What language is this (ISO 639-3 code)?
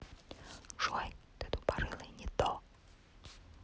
rus